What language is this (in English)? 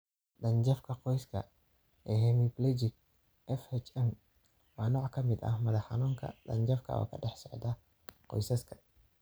Somali